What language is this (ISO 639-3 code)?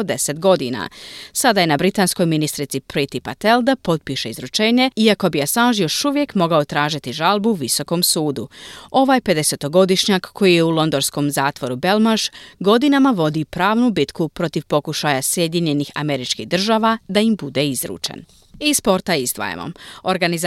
hrv